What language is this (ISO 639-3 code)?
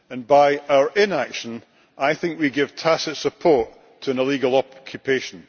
eng